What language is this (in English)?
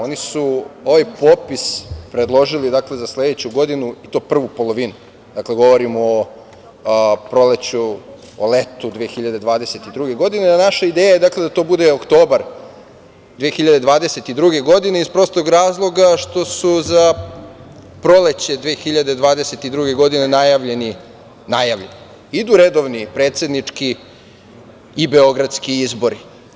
Serbian